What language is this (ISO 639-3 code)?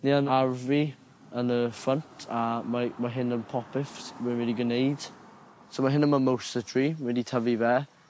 cym